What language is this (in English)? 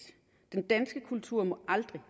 Danish